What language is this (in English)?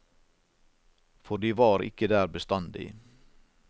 Norwegian